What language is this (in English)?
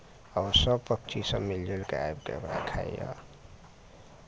Maithili